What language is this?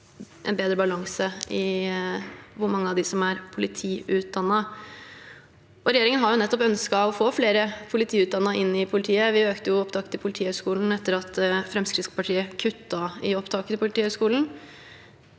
Norwegian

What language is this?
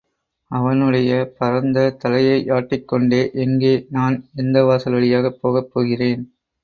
Tamil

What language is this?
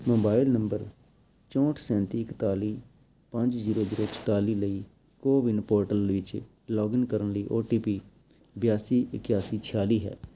Punjabi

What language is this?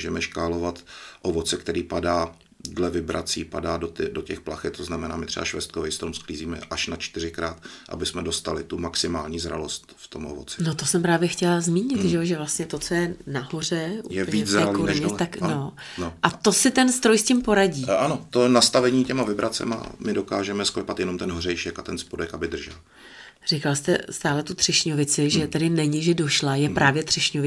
Czech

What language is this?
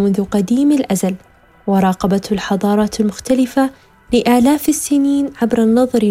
Arabic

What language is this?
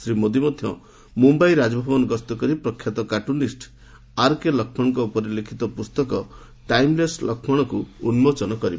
Odia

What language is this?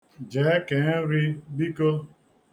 Igbo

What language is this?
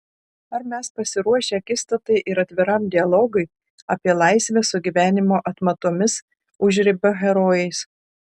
Lithuanian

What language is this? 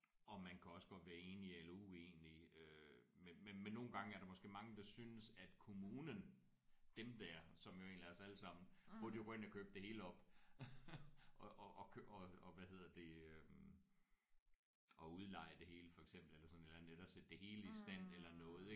Danish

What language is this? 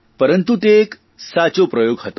Gujarati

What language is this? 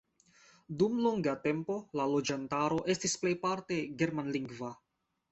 Esperanto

